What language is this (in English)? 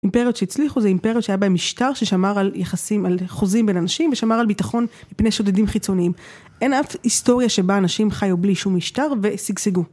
Hebrew